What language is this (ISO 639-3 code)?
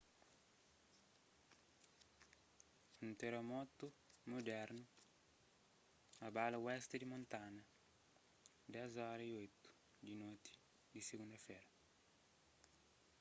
kea